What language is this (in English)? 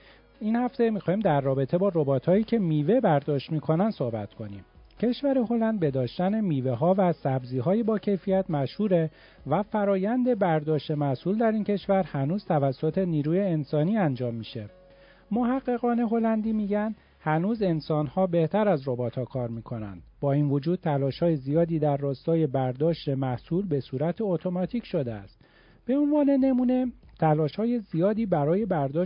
Persian